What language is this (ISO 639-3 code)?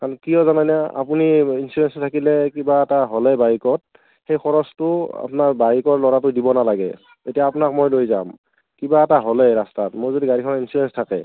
asm